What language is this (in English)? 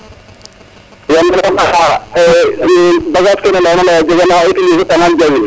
Serer